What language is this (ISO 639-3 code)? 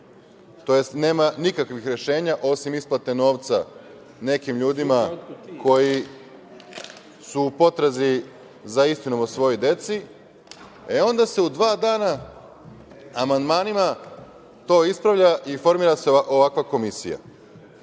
srp